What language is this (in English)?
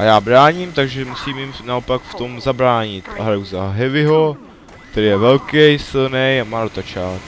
Czech